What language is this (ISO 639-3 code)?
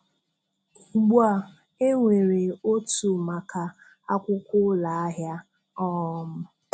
ibo